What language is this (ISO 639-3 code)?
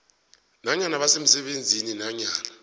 nbl